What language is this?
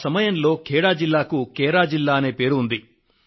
Telugu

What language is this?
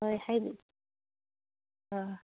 Manipuri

